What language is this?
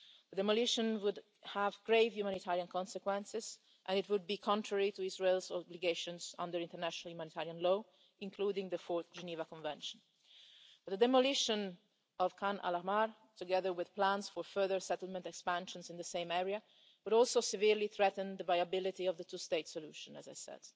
English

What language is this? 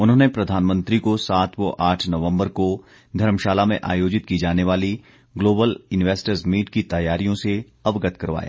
Hindi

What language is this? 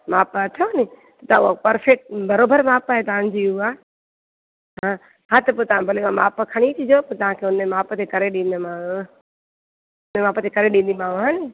Sindhi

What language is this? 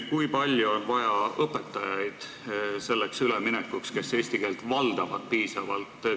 Estonian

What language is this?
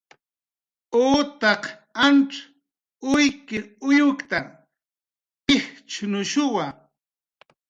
Jaqaru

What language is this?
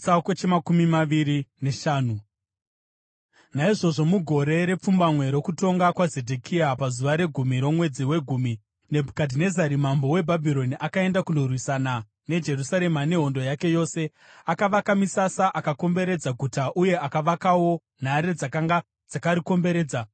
Shona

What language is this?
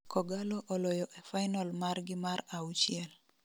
Luo (Kenya and Tanzania)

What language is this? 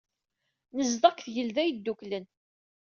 Kabyle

